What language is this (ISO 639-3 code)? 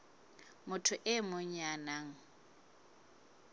sot